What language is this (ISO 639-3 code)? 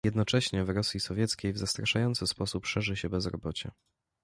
pol